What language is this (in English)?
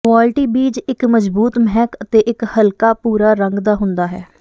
Punjabi